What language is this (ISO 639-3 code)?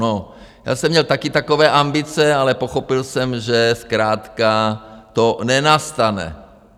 ces